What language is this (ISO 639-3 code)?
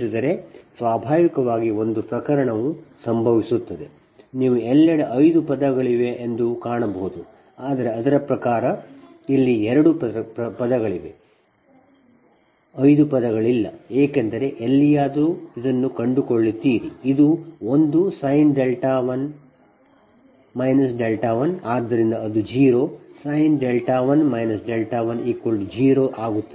kan